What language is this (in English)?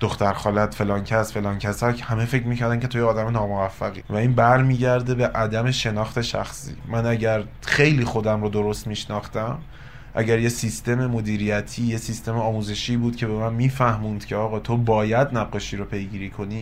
Persian